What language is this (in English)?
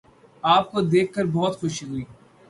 Urdu